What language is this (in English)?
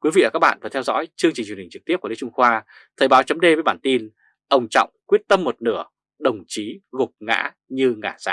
Vietnamese